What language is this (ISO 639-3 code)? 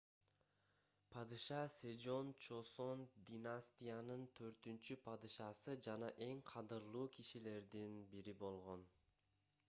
kir